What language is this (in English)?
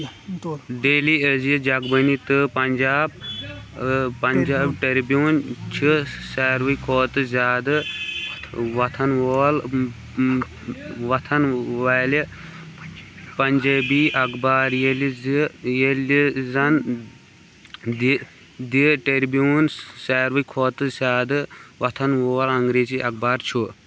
Kashmiri